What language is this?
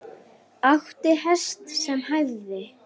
Icelandic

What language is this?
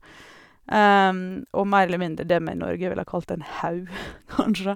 Norwegian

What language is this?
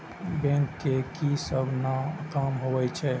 Maithili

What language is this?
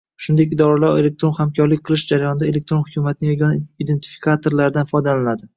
Uzbek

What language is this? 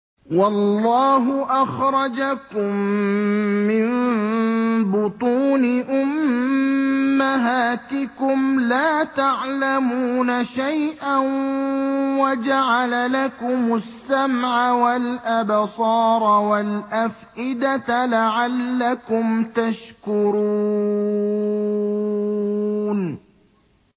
Arabic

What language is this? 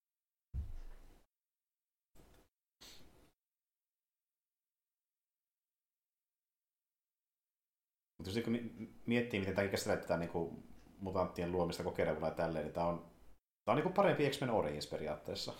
Finnish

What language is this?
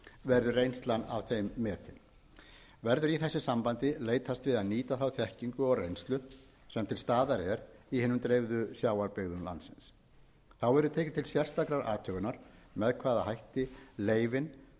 Icelandic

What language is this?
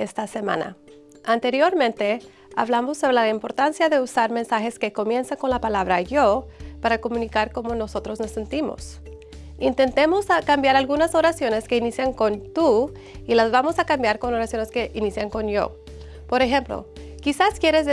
Spanish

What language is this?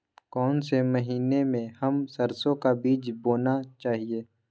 Magahi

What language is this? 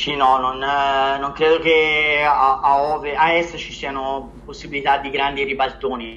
Italian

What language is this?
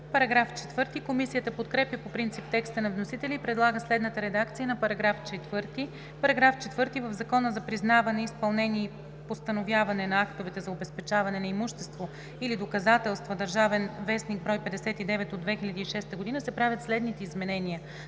Bulgarian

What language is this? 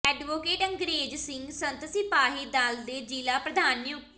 Punjabi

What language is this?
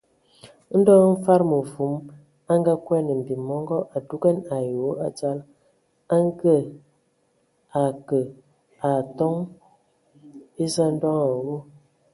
Ewondo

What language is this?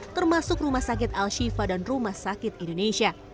Indonesian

